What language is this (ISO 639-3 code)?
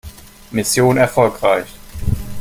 deu